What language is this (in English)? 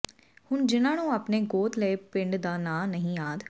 Punjabi